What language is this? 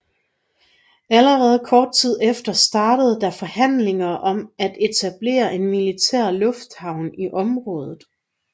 Danish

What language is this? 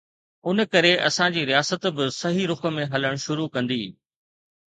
Sindhi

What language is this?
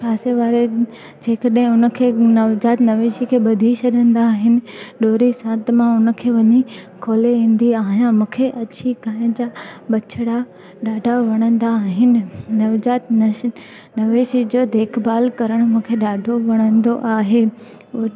Sindhi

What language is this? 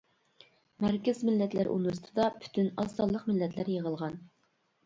Uyghur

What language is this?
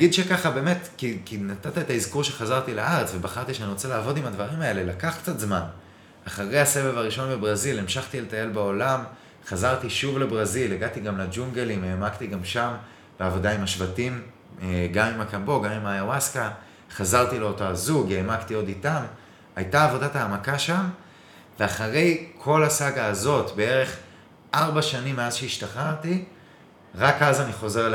Hebrew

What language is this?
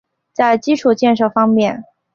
Chinese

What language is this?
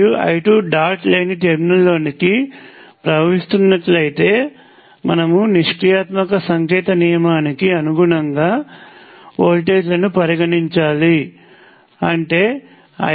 Telugu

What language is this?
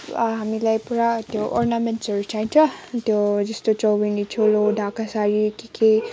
Nepali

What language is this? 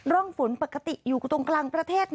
Thai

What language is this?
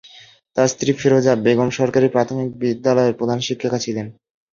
Bangla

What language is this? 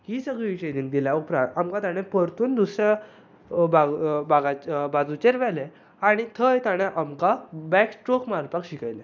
Konkani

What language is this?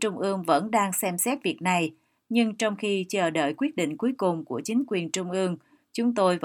Vietnamese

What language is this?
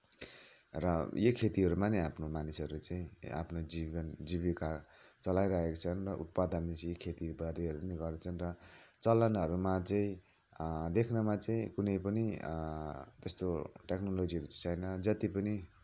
Nepali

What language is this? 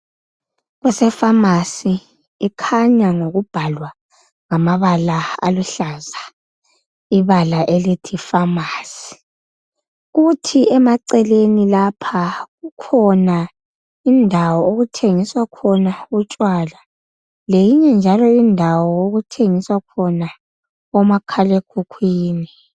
North Ndebele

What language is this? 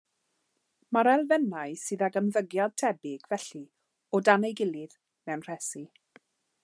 Welsh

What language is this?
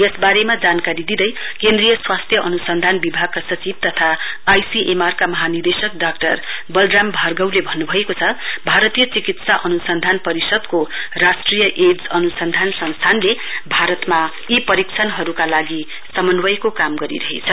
Nepali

